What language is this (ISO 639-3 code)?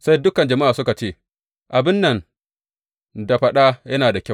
hau